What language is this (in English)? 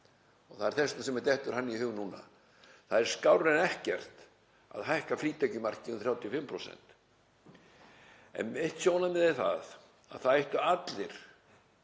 Icelandic